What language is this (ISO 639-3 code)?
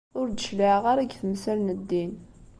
kab